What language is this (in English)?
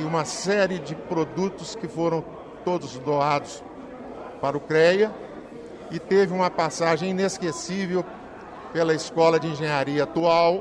Portuguese